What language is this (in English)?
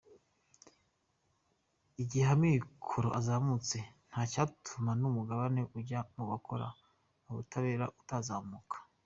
Kinyarwanda